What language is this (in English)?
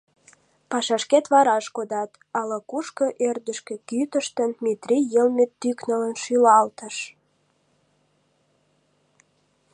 Mari